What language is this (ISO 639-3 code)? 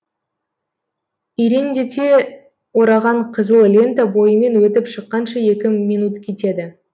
kaz